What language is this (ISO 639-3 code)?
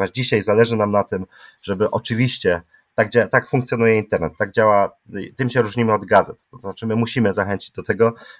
pol